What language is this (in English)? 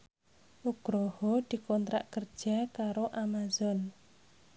Javanese